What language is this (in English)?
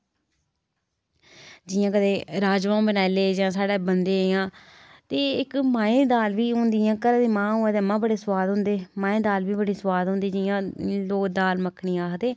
Dogri